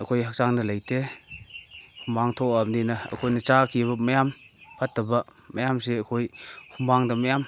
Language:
Manipuri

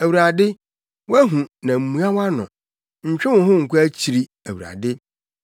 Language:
Akan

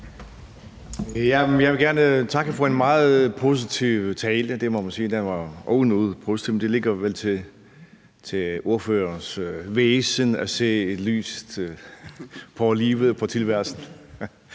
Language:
Danish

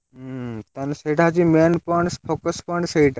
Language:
Odia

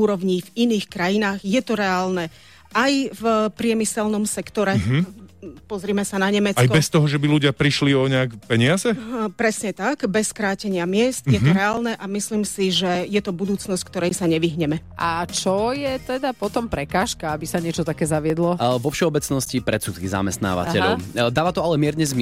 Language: Slovak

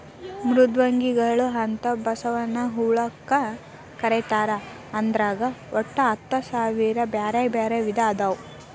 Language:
Kannada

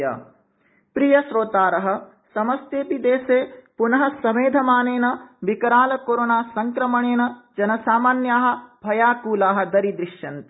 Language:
Sanskrit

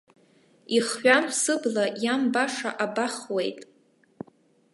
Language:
Abkhazian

